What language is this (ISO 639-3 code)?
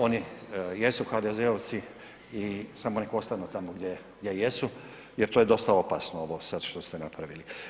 hrv